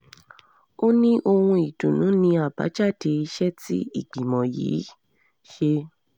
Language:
Yoruba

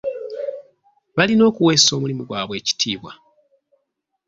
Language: Ganda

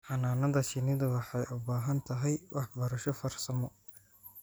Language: Somali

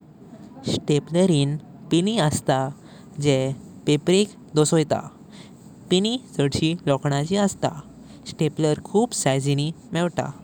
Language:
Konkani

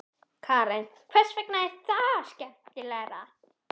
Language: Icelandic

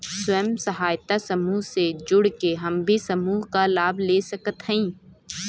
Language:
Bhojpuri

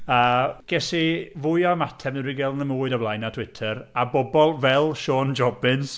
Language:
Welsh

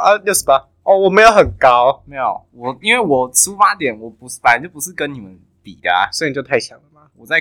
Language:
Chinese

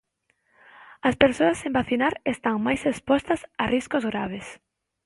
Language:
Galician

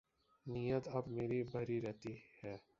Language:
Urdu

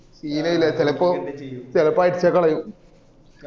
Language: Malayalam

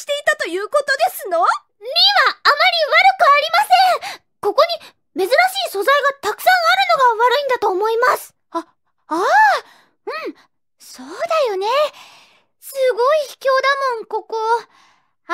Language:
Japanese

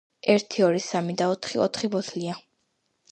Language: Georgian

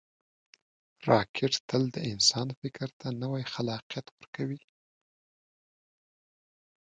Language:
Pashto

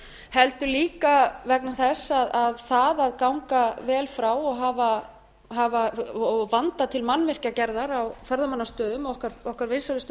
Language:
Icelandic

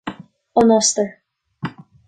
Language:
Irish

